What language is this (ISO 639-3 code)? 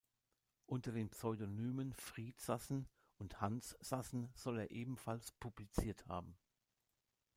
deu